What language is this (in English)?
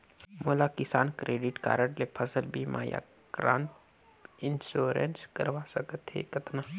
Chhattisgarhi